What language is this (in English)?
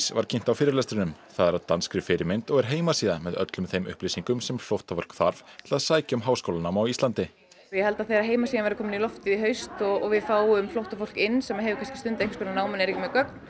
Icelandic